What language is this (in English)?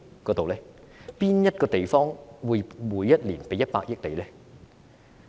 Cantonese